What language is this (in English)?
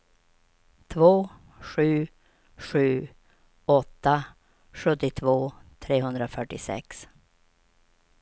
Swedish